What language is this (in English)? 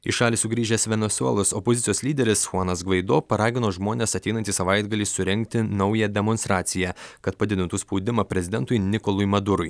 Lithuanian